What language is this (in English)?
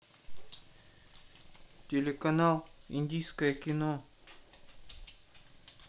Russian